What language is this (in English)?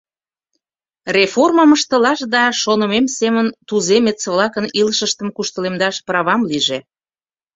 Mari